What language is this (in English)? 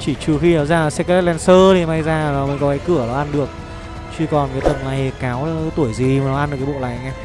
Vietnamese